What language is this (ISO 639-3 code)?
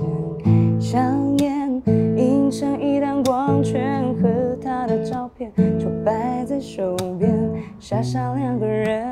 zho